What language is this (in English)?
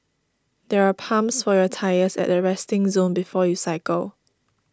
English